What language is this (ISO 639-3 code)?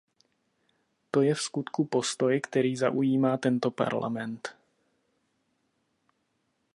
ces